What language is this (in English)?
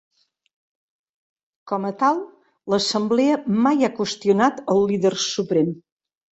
Catalan